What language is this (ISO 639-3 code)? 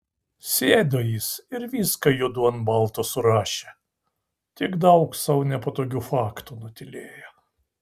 lit